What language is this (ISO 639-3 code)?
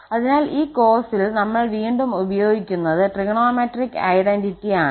mal